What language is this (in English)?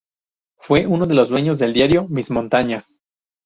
Spanish